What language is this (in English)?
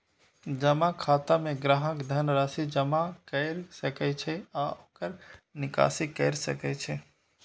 Maithili